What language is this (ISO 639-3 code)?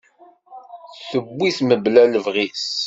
kab